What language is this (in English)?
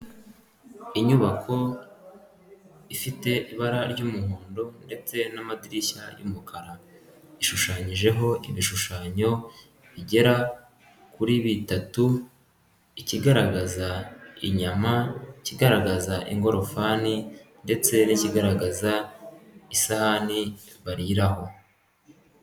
Kinyarwanda